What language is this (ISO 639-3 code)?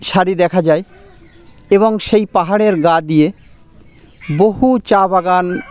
ben